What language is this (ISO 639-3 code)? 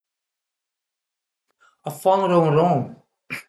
pms